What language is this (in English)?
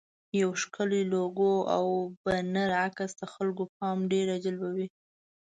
Pashto